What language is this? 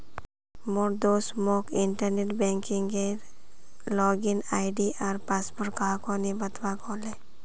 Magahi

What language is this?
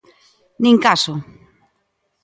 Galician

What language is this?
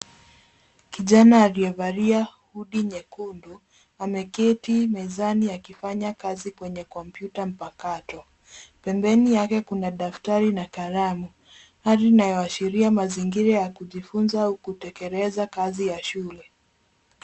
Swahili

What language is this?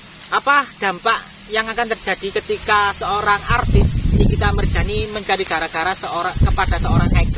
Indonesian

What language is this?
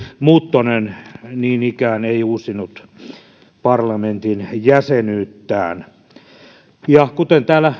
Finnish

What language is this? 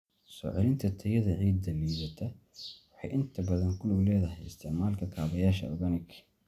Somali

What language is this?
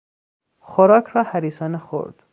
Persian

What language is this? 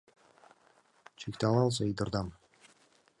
Mari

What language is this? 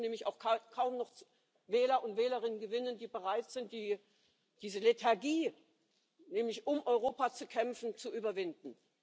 German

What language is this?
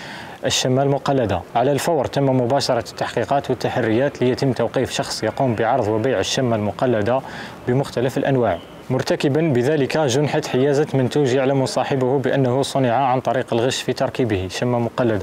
Arabic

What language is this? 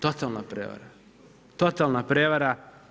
Croatian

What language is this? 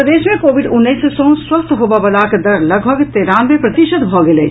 Maithili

